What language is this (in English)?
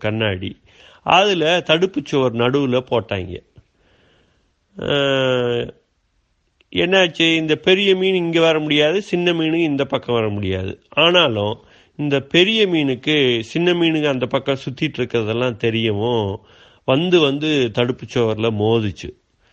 Tamil